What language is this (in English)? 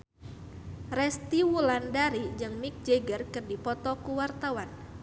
Sundanese